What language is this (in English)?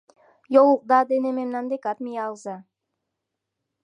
Mari